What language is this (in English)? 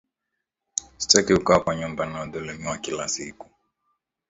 Swahili